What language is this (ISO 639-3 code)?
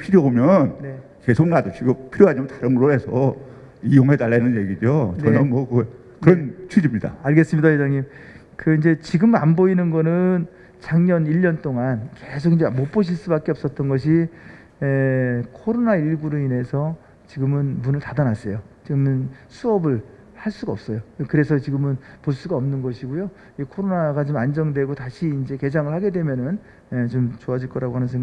kor